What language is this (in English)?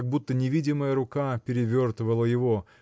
Russian